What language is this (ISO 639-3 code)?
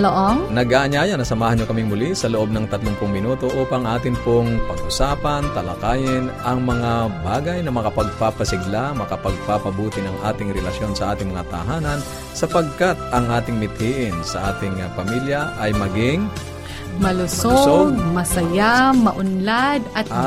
fil